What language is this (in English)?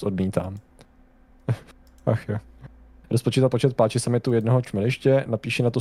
Czech